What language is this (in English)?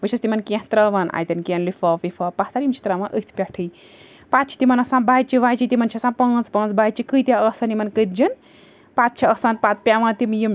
Kashmiri